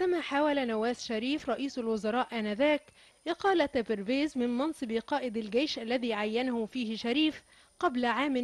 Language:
Arabic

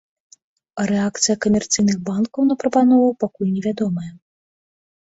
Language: Belarusian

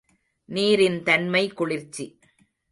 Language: Tamil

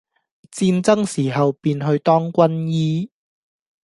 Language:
Cantonese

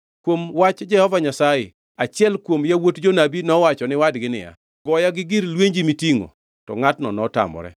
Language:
Luo (Kenya and Tanzania)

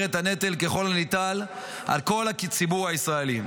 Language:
Hebrew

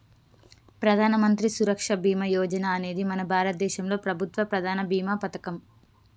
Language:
Telugu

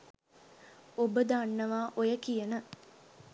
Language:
Sinhala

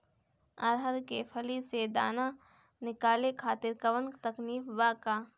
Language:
Bhojpuri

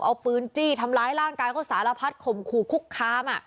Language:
Thai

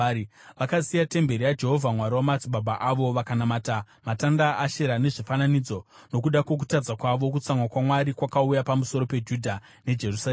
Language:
Shona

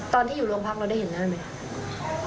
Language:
Thai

